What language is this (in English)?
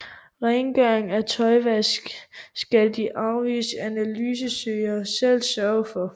Danish